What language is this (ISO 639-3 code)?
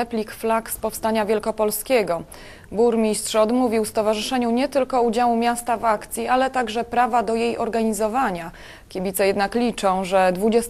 pol